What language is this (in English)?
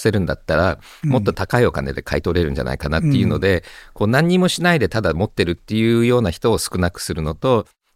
Japanese